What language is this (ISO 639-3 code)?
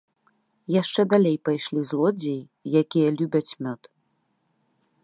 bel